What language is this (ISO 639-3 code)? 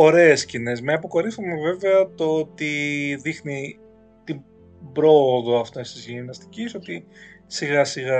ell